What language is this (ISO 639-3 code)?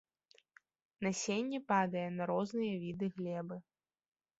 bel